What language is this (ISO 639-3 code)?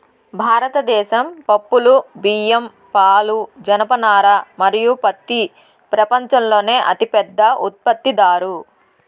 tel